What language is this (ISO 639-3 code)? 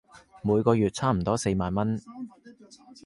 yue